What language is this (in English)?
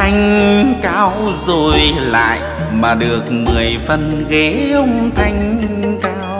Vietnamese